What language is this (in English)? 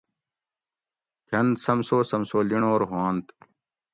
Gawri